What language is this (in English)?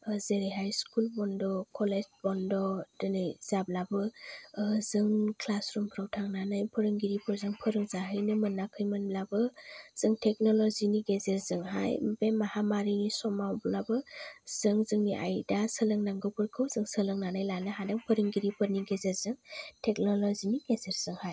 Bodo